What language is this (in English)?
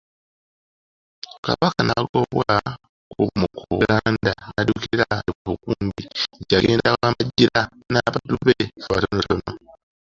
Ganda